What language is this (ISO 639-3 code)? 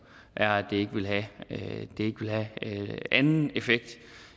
dan